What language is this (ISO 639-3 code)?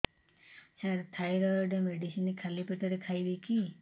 ori